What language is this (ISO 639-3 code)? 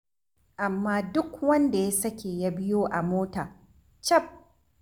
hau